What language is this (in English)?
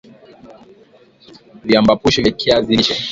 Swahili